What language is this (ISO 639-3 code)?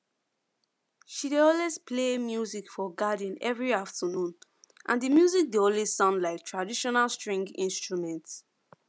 pcm